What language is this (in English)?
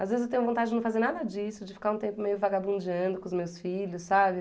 Portuguese